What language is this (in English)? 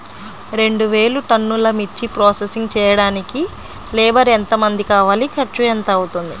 Telugu